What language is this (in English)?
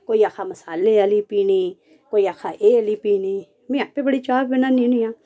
Dogri